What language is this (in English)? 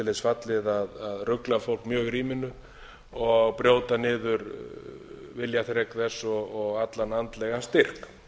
Icelandic